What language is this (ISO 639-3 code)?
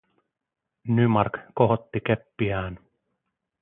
fin